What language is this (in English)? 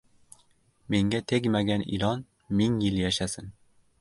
Uzbek